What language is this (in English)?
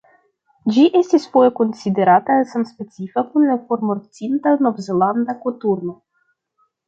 Esperanto